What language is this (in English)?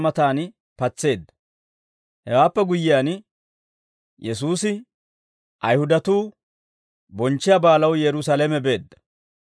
Dawro